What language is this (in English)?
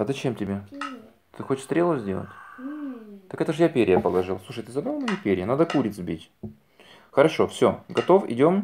Russian